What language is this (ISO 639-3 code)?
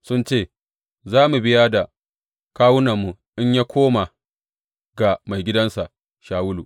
hau